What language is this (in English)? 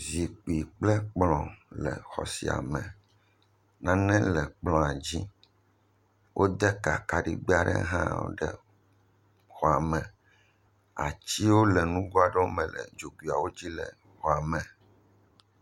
Ewe